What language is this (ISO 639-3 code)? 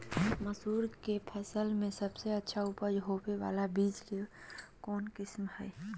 mag